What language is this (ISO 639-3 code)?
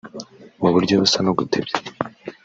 kin